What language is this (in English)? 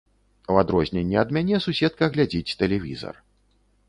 Belarusian